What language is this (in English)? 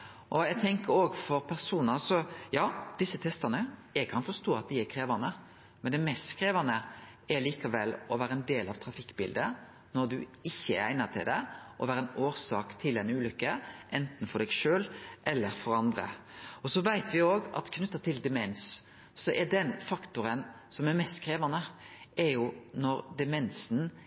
Norwegian Nynorsk